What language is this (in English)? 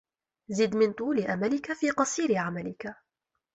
Arabic